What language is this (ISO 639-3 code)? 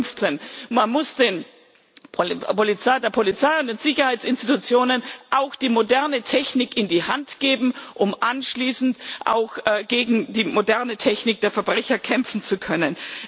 deu